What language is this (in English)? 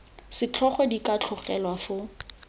Tswana